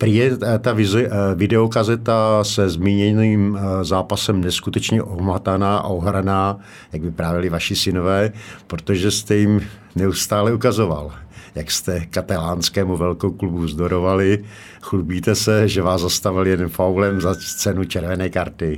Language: Czech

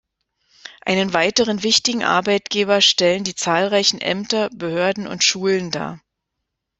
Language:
German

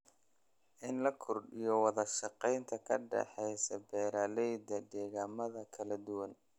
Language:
Somali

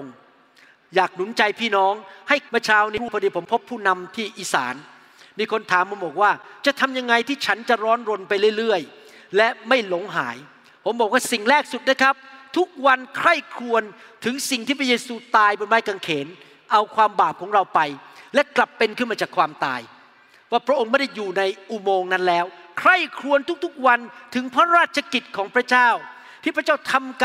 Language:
Thai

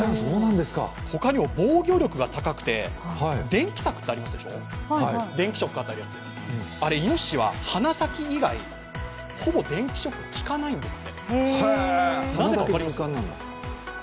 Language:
Japanese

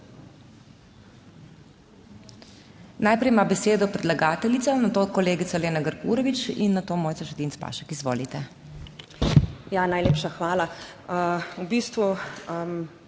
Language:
Slovenian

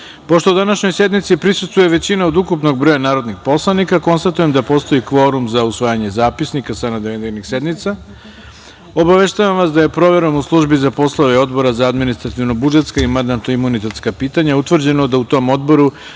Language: Serbian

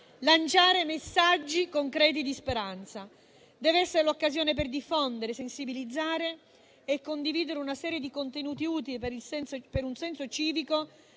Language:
Italian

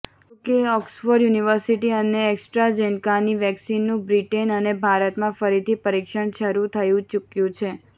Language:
Gujarati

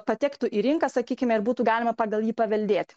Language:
Lithuanian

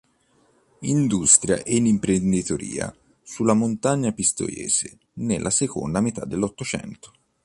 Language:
Italian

